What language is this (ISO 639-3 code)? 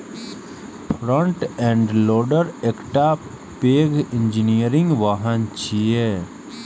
mai